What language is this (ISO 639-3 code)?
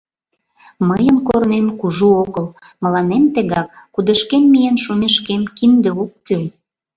chm